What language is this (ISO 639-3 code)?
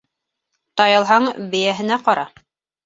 bak